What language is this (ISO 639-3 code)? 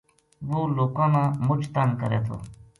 gju